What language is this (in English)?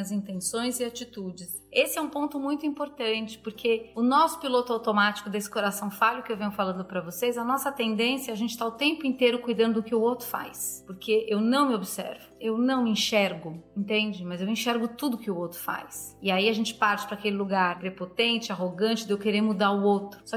Portuguese